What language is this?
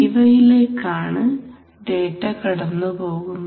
Malayalam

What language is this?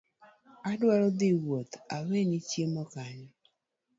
Luo (Kenya and Tanzania)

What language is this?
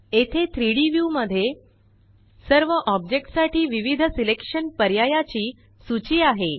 Marathi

